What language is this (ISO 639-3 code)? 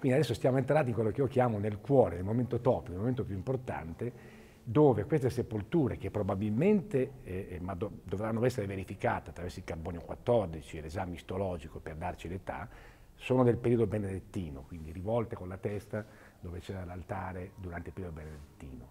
ita